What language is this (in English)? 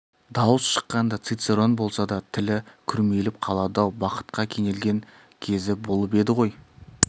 Kazakh